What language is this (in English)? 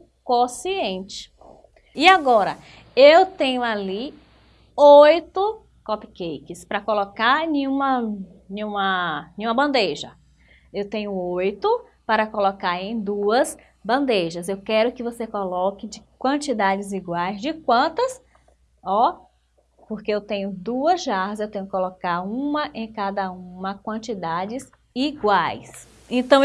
Portuguese